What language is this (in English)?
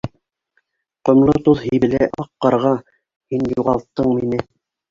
Bashkir